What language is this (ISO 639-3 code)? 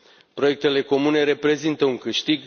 ron